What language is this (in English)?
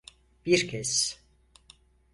Turkish